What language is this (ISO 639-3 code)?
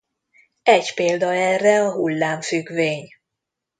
hun